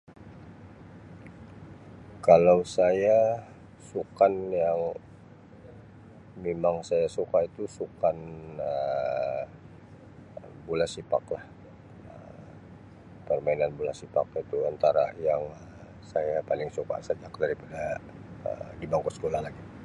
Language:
Sabah Malay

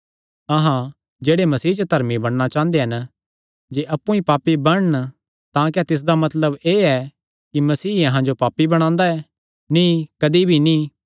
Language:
Kangri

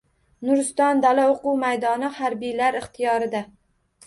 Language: Uzbek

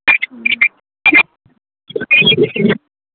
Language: Maithili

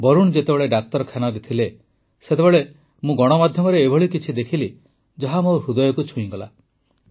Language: Odia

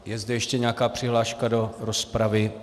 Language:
Czech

